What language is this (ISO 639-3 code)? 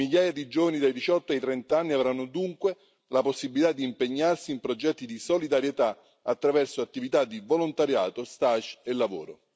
ita